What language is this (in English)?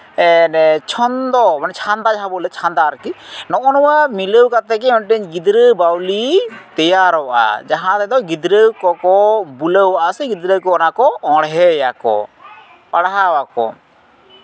Santali